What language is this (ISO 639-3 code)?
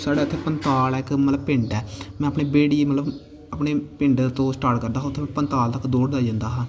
doi